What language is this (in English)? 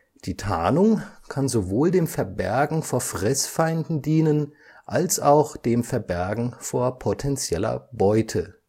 German